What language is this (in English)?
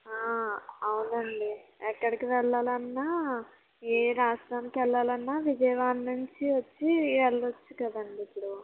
Telugu